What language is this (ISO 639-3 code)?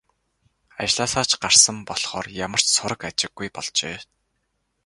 mon